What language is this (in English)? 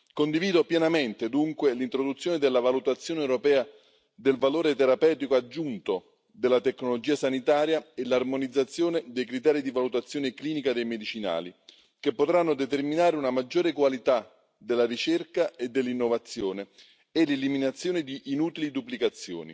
Italian